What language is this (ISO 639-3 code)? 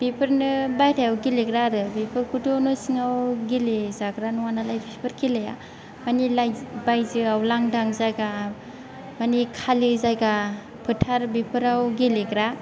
brx